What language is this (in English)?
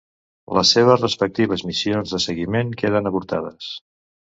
Catalan